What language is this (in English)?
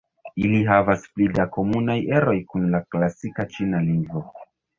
Esperanto